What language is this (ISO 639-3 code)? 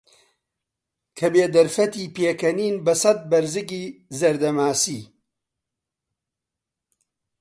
ckb